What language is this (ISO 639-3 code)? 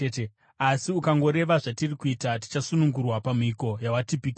sna